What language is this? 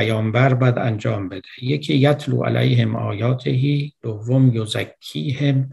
Persian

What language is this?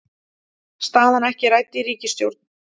Icelandic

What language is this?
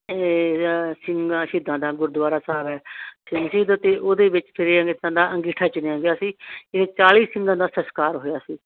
Punjabi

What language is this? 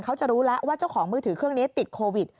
Thai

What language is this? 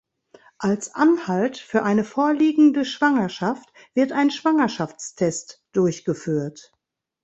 German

